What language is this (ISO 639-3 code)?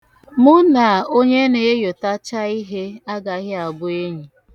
ibo